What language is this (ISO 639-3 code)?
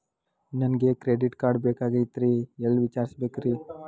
kan